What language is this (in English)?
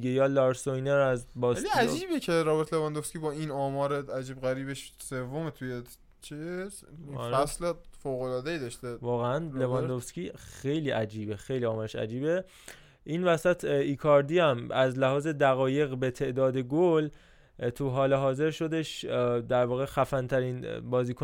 Persian